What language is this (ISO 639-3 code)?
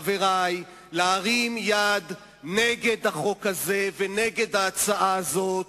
heb